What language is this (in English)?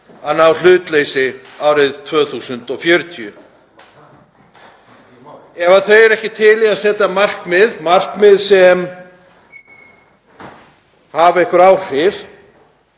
Icelandic